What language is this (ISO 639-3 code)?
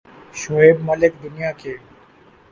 urd